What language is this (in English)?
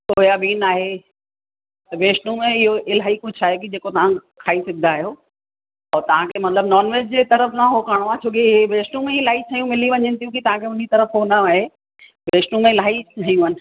Sindhi